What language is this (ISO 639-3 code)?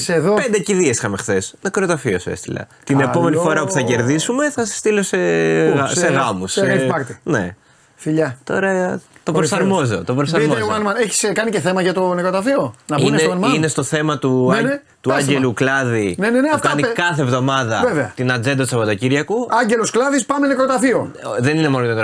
ell